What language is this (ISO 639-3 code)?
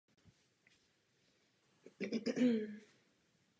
ces